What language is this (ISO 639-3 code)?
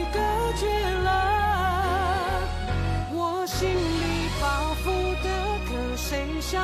zho